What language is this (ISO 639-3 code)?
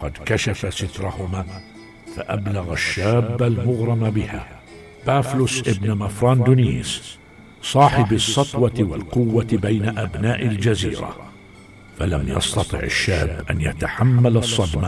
ara